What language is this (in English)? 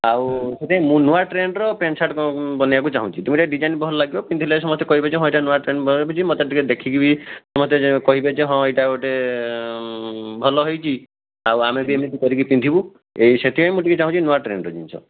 Odia